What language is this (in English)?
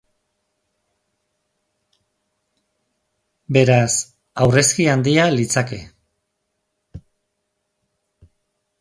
Basque